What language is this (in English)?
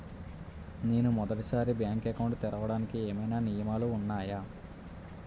Telugu